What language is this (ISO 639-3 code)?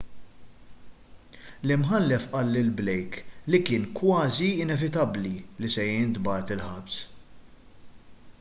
mlt